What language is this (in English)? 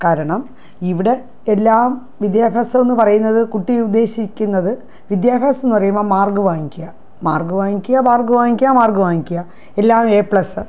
Malayalam